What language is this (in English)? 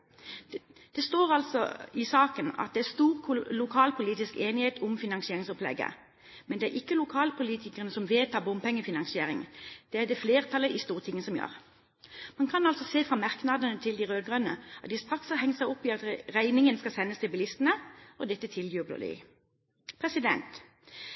Norwegian Bokmål